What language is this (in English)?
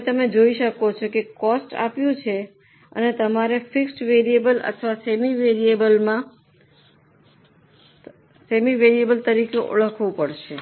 Gujarati